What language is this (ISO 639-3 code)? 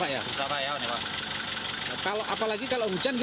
ind